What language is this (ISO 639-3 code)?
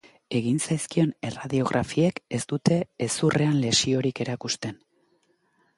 eus